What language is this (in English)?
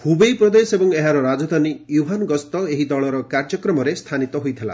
Odia